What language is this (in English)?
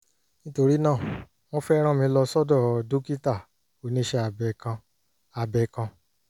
Yoruba